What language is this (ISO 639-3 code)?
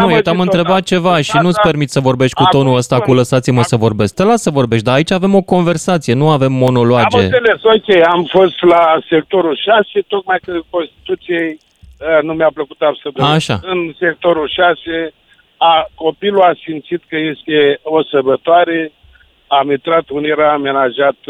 ron